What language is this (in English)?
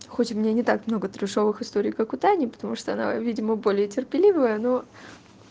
Russian